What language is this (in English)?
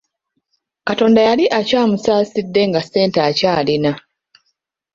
Ganda